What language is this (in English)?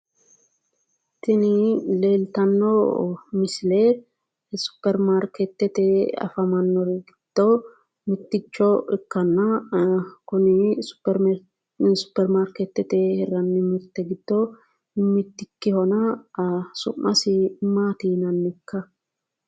Sidamo